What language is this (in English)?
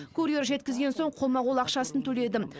Kazakh